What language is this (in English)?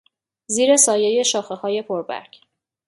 Persian